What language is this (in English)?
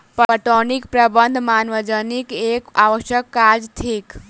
Maithili